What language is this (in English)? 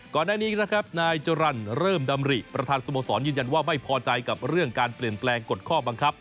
Thai